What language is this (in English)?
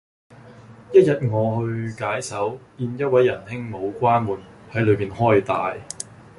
Cantonese